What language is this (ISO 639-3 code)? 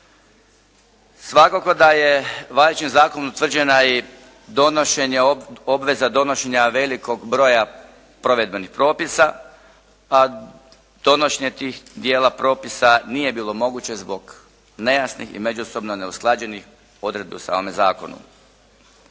hrv